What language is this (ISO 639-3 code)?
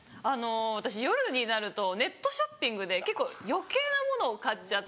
jpn